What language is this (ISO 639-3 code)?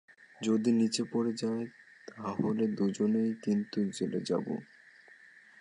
ben